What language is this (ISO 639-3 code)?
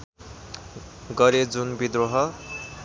nep